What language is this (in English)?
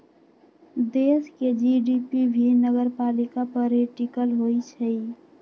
Magahi